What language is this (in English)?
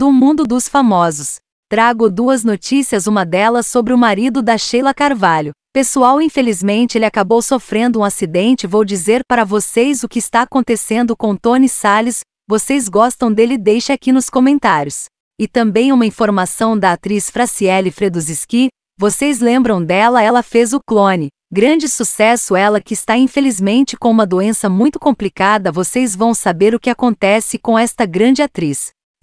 Portuguese